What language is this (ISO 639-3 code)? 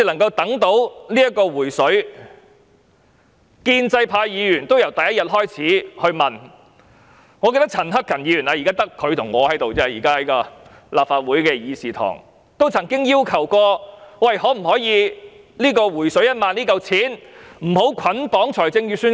yue